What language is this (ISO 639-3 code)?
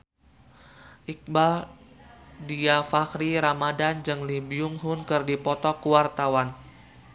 sun